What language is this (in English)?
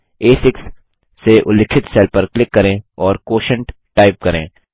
Hindi